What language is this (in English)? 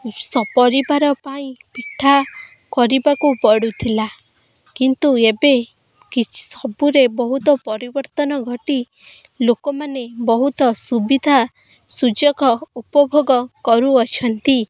Odia